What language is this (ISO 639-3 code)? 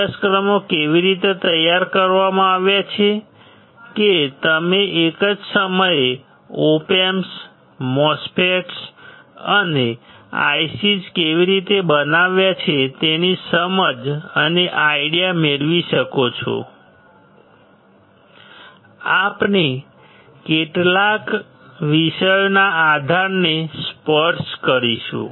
guj